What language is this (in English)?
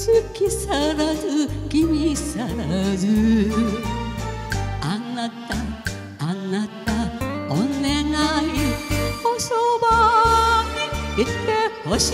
Romanian